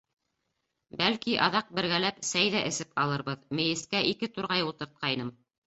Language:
Bashkir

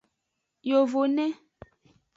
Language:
Aja (Benin)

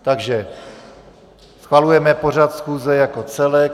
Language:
Czech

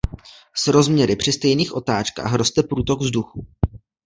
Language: Czech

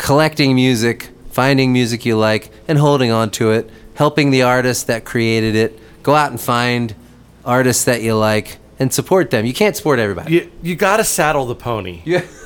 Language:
English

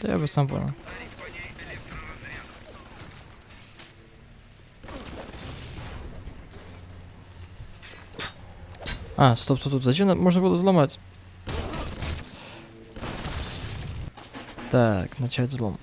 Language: Russian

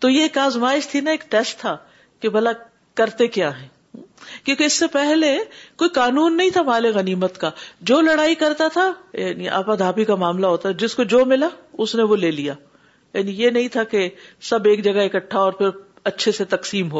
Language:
Urdu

